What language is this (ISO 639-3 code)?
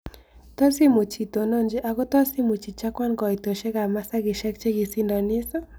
kln